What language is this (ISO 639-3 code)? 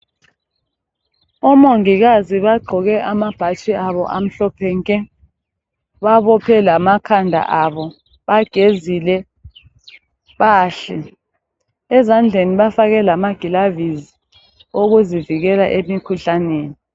nde